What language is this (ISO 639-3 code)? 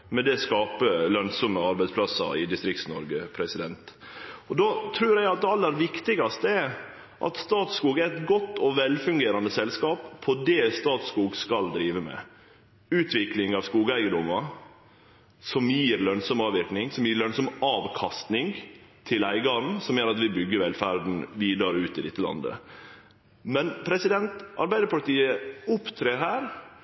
nno